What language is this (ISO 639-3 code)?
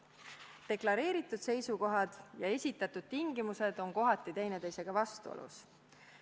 est